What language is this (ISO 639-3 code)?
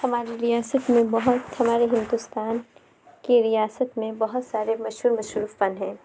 urd